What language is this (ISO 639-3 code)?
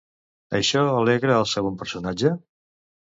cat